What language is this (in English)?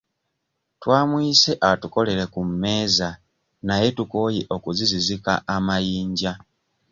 Ganda